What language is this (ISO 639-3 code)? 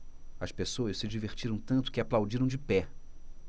por